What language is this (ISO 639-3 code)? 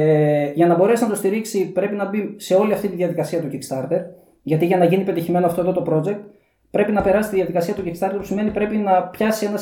ell